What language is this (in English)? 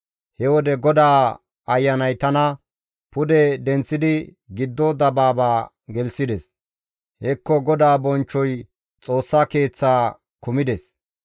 Gamo